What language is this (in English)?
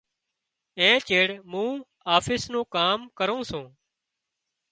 Wadiyara Koli